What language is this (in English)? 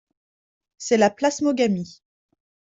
French